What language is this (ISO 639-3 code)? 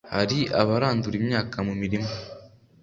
kin